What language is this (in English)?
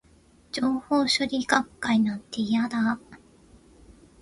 Japanese